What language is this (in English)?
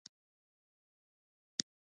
Pashto